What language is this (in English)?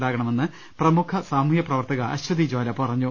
Malayalam